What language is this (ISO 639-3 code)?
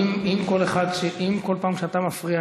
heb